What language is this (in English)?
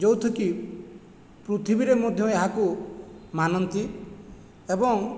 Odia